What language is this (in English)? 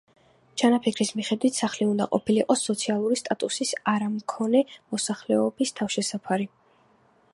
Georgian